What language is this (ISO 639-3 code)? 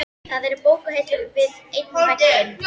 isl